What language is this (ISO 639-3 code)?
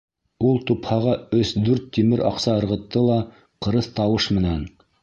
bak